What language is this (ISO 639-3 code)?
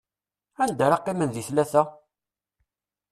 kab